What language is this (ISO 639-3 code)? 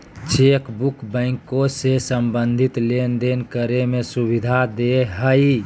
mag